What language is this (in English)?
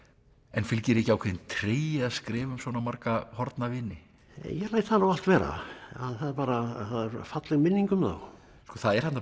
Icelandic